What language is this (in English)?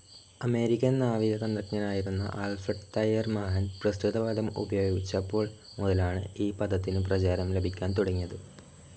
Malayalam